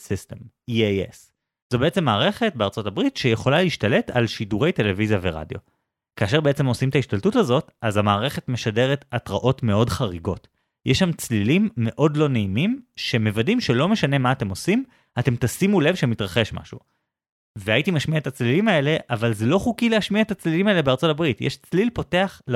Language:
Hebrew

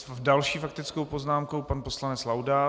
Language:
Czech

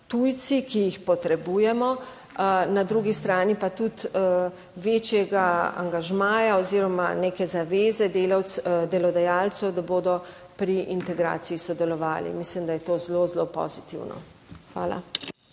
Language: Slovenian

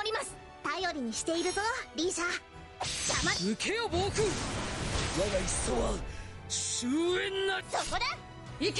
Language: Japanese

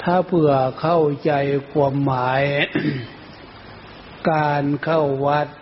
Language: Thai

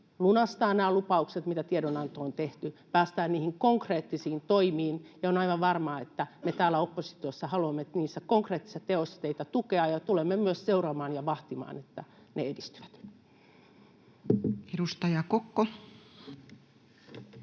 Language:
Finnish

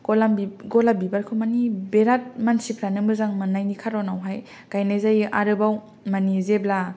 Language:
Bodo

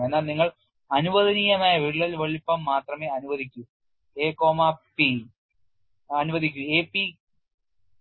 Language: Malayalam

